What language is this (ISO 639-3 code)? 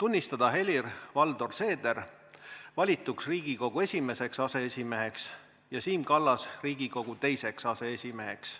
est